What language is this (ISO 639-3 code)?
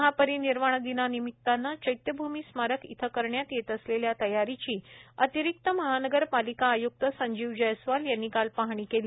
mar